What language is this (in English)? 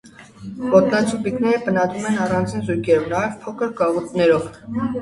Armenian